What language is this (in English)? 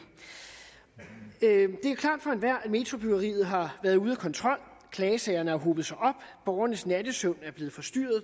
Danish